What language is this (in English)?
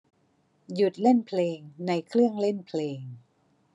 Thai